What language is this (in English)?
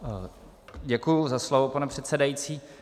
Czech